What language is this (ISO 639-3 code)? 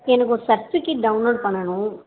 tam